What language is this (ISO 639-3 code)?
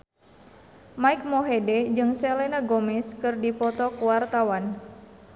sun